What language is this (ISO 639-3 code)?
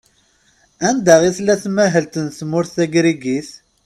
kab